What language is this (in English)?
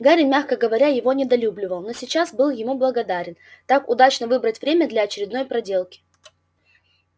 Russian